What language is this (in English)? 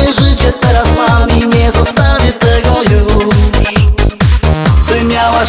Korean